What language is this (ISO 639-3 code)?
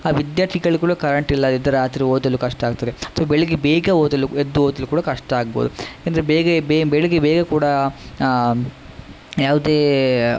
kan